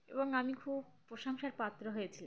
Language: Bangla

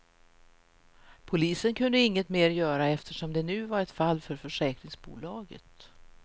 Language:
Swedish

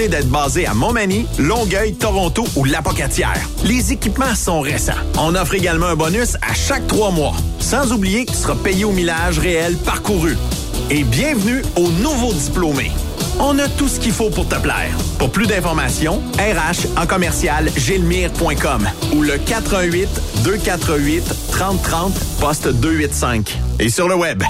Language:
French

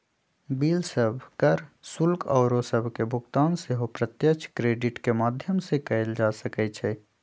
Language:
Magahi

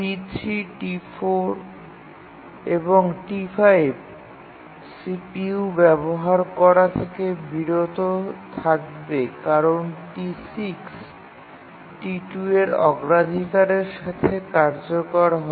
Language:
Bangla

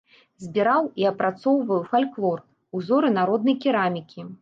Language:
Belarusian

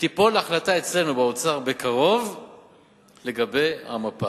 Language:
Hebrew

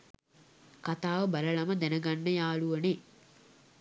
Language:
Sinhala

